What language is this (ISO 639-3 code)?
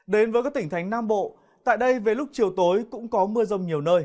vie